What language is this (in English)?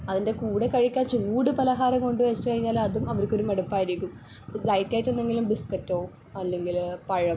Malayalam